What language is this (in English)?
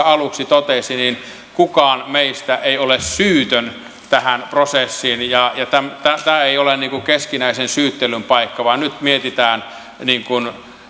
Finnish